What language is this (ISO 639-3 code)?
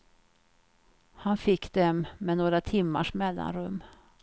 swe